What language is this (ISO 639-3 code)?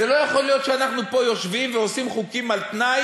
heb